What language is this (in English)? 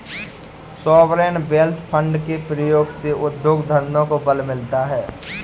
Hindi